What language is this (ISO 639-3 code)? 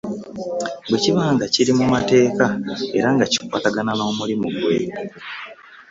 lug